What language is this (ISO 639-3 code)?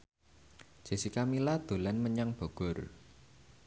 jav